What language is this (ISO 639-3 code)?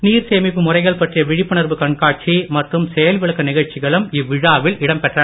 tam